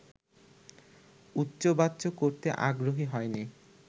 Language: Bangla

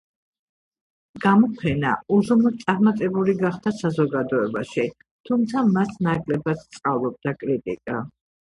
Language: Georgian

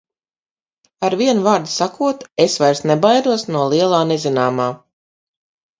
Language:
Latvian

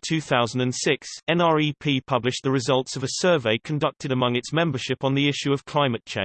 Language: English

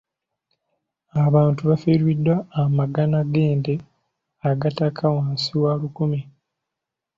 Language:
Ganda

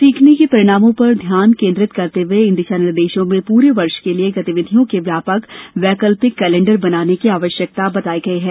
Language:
Hindi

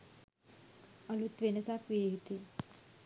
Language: Sinhala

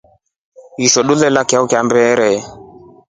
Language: Rombo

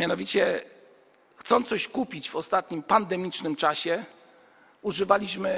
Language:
Polish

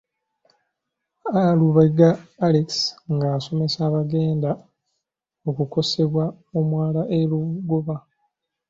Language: Ganda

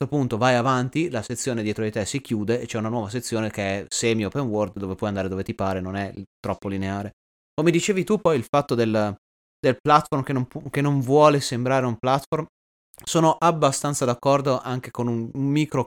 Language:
Italian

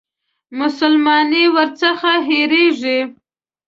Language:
Pashto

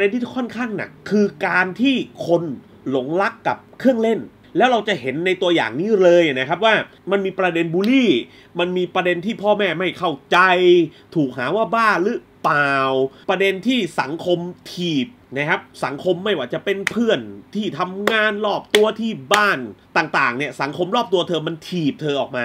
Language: Thai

